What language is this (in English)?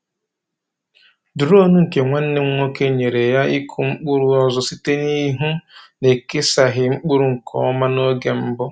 Igbo